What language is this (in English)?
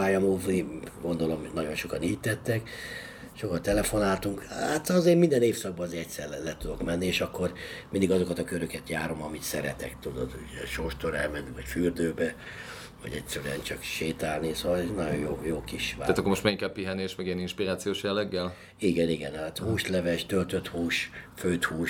Hungarian